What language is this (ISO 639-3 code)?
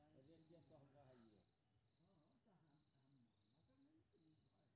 mai